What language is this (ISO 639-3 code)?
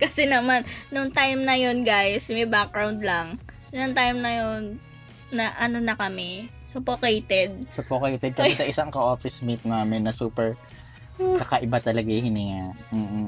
fil